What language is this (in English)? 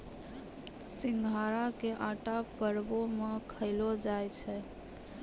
Maithili